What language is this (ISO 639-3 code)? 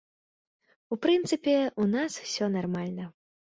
bel